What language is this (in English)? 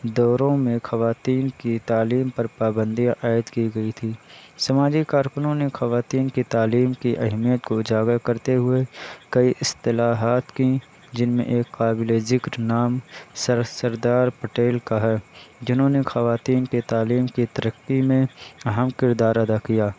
Urdu